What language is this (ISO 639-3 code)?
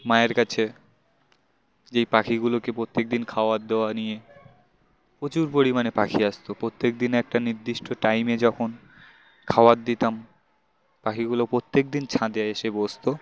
ben